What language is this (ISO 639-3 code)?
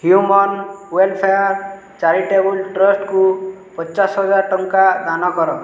ori